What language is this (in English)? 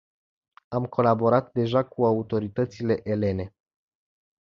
Romanian